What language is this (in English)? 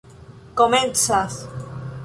Esperanto